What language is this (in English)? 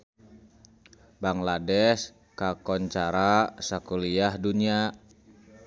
Sundanese